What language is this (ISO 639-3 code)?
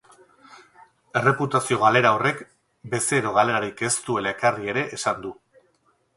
eus